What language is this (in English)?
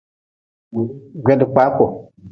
Nawdm